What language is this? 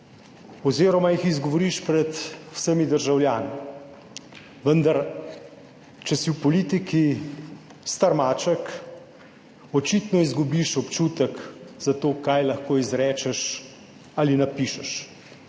Slovenian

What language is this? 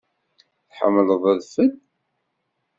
Kabyle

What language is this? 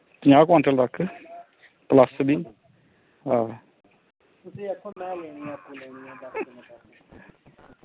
Dogri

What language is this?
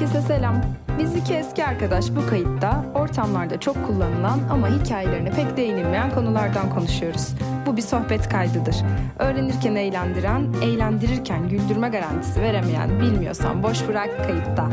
Turkish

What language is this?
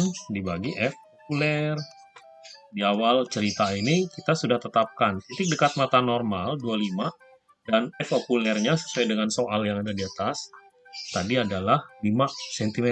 Indonesian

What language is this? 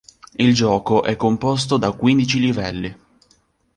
Italian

